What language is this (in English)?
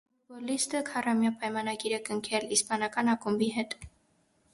Armenian